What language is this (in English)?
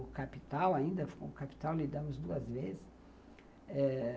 Portuguese